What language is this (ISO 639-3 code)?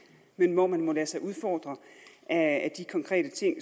dan